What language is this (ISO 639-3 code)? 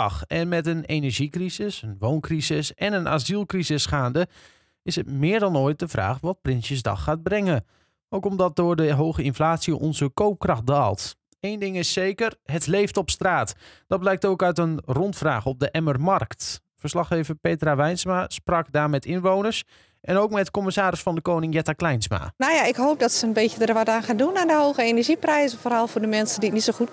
nld